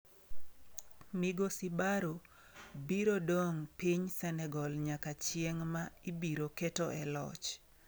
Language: Luo (Kenya and Tanzania)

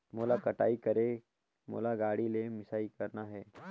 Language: Chhattisgarhi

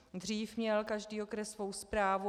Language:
Czech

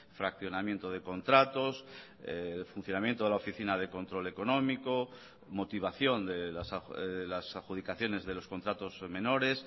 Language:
Spanish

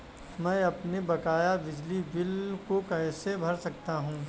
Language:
Hindi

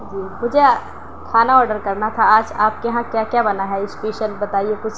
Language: Urdu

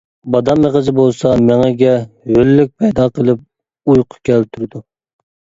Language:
Uyghur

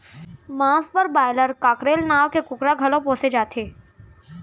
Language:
Chhattisgarhi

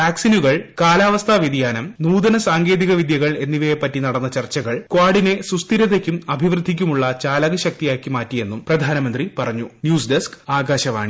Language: Malayalam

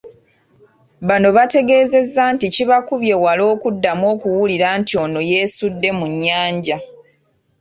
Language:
Ganda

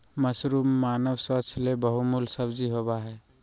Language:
Magahi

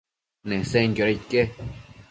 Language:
Matsés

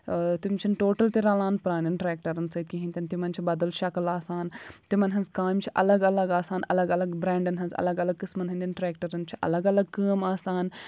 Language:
Kashmiri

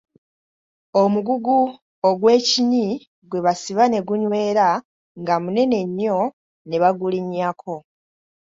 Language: Ganda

